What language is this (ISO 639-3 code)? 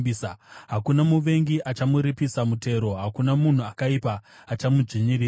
sna